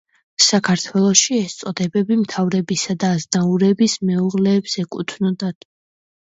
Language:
Georgian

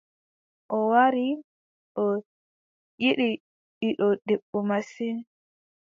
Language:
Adamawa Fulfulde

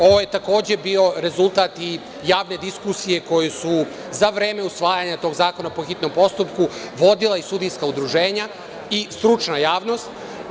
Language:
Serbian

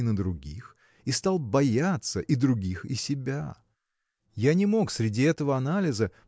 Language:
Russian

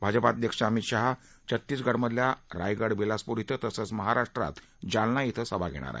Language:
Marathi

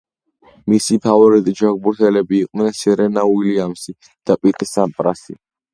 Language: Georgian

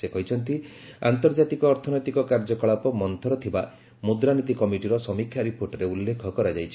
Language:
Odia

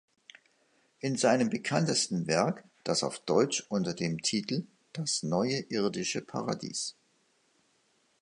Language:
German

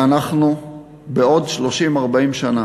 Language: Hebrew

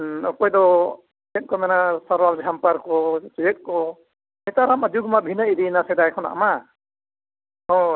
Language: Santali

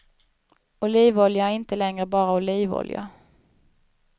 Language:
Swedish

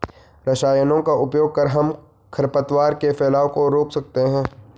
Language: Hindi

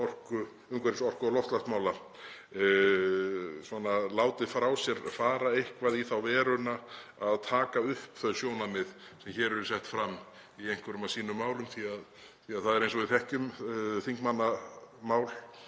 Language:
Icelandic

